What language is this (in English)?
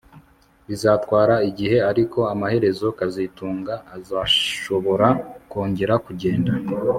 Kinyarwanda